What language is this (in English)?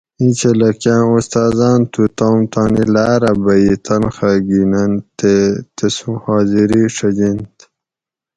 Gawri